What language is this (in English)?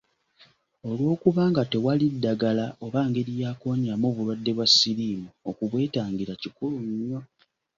Ganda